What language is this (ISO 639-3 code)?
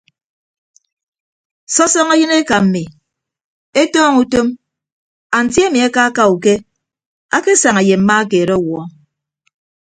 ibb